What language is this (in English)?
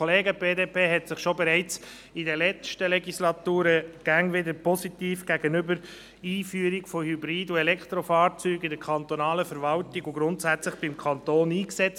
Swiss German